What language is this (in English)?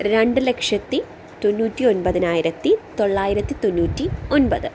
Malayalam